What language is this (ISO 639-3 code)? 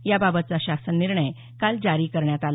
mar